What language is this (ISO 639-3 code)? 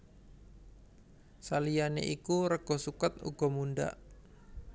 jav